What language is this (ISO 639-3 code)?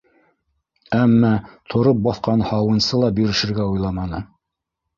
bak